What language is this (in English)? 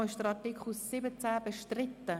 Swiss German